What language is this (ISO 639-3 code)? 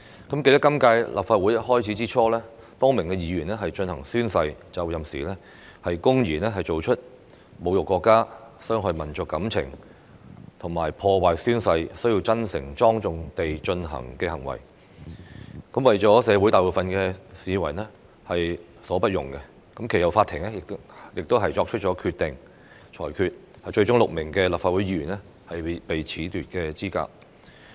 yue